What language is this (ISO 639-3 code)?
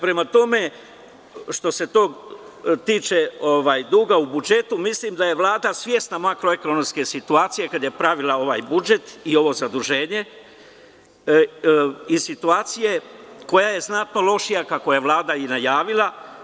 srp